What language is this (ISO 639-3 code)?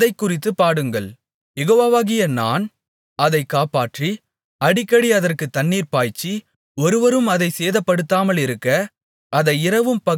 tam